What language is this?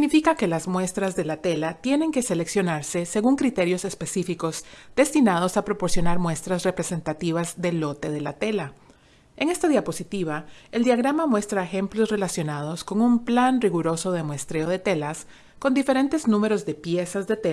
Spanish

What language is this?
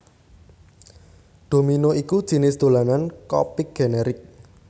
Javanese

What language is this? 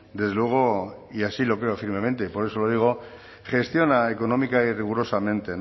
Spanish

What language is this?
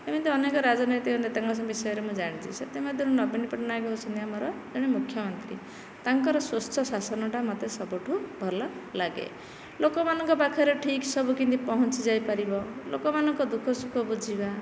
Odia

